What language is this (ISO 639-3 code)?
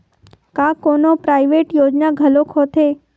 hne